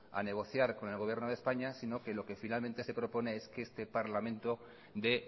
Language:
Spanish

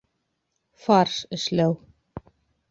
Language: Bashkir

